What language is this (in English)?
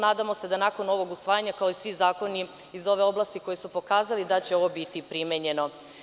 Serbian